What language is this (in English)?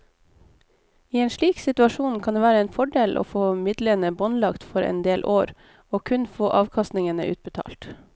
Norwegian